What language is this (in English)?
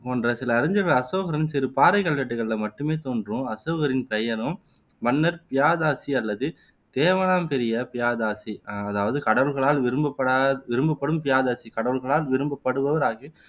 Tamil